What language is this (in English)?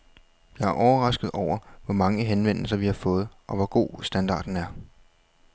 Danish